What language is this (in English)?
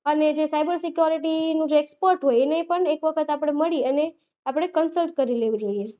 Gujarati